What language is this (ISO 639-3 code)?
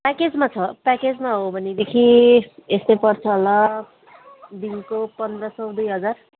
nep